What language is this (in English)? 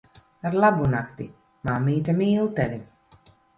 Latvian